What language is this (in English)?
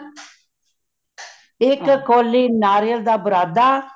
Punjabi